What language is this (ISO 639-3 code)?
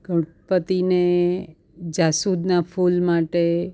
guj